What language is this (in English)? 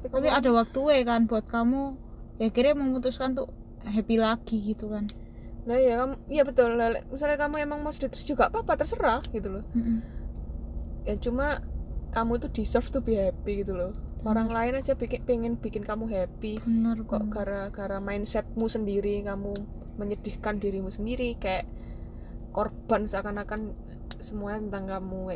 Indonesian